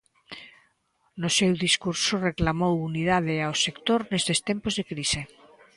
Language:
Galician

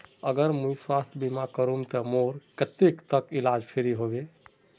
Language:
Magahi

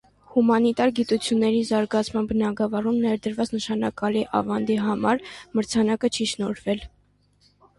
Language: Armenian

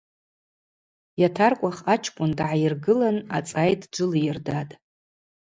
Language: Abaza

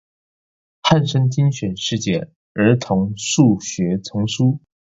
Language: Chinese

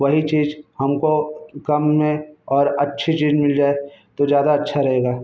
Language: Hindi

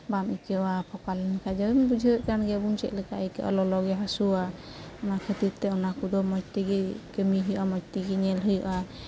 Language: Santali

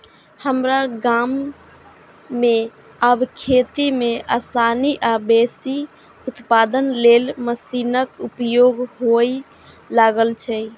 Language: Maithili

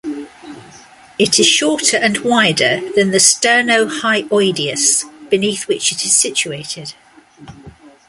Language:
English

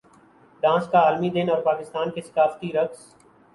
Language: Urdu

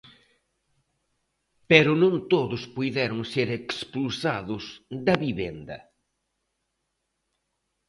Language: Galician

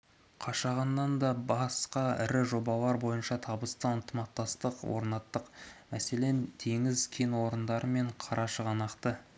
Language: Kazakh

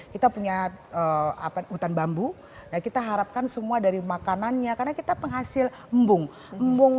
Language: Indonesian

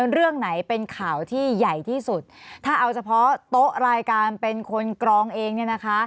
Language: Thai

